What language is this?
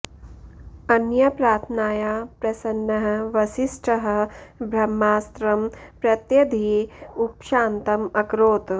Sanskrit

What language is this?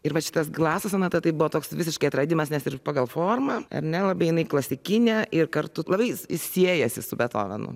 Lithuanian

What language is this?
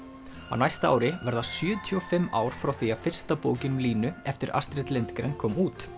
Icelandic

